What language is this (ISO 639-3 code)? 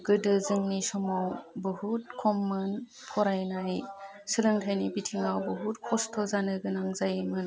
brx